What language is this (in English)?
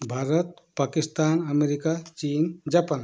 Marathi